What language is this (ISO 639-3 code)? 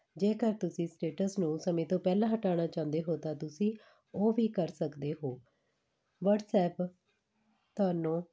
pan